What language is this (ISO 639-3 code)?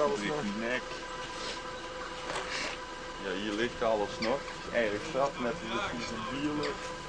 nld